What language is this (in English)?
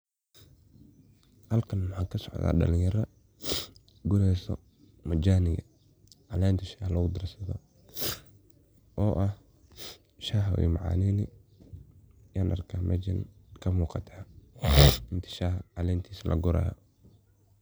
Somali